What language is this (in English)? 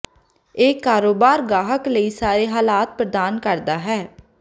Punjabi